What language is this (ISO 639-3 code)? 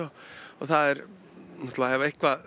isl